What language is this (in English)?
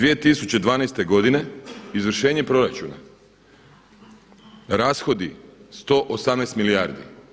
Croatian